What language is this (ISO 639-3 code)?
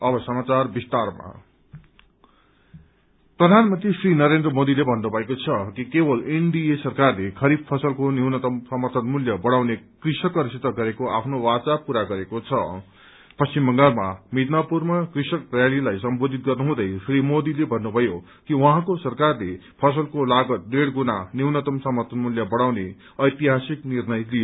nep